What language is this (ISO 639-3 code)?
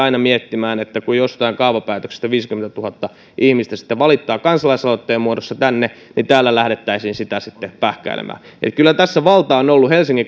fin